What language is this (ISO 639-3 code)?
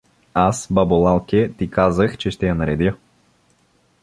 bul